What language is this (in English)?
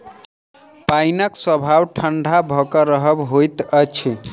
Maithili